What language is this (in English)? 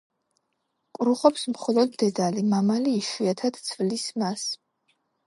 Georgian